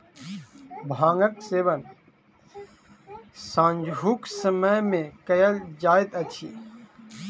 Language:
Maithili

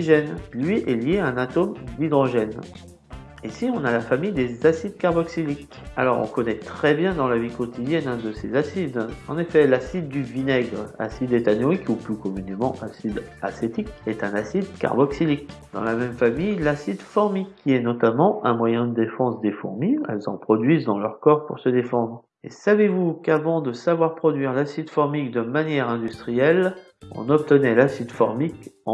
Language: French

